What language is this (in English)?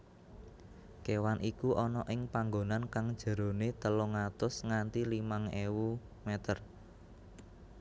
Javanese